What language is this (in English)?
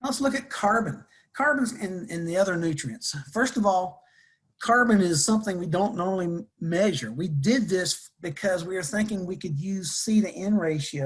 English